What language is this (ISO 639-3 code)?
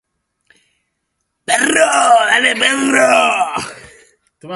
eus